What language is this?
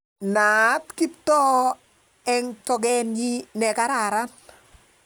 Kalenjin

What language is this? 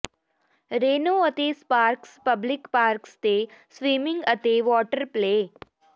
Punjabi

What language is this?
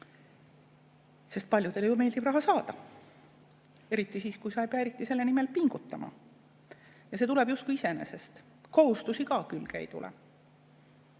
Estonian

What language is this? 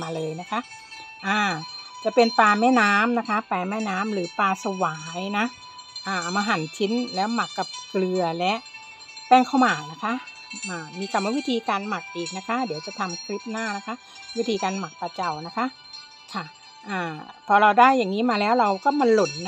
Thai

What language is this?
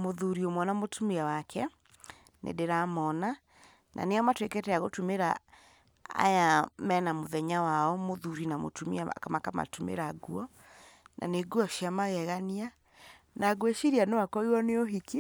Kikuyu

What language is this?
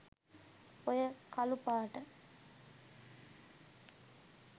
Sinhala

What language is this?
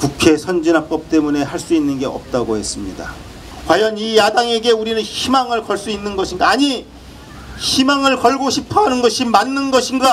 Korean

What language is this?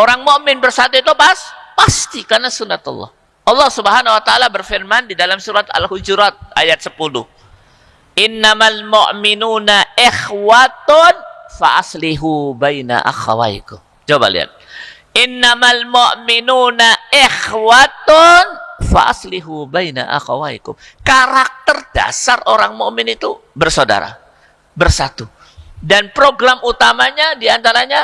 Indonesian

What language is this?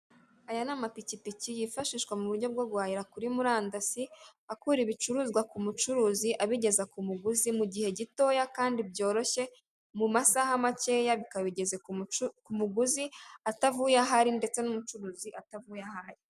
Kinyarwanda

